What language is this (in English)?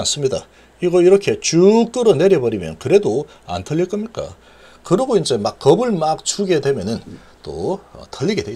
Korean